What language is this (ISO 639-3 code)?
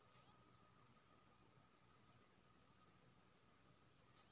mai